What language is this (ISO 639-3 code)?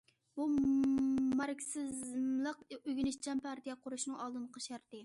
uig